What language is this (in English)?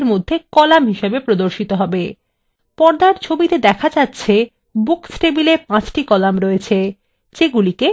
Bangla